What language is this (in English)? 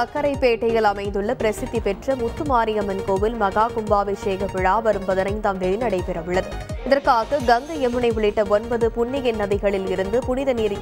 Korean